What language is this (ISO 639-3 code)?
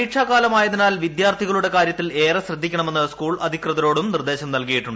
mal